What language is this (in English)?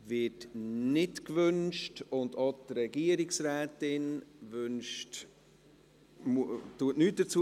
Swiss German